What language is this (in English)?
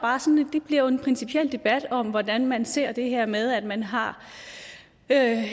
Danish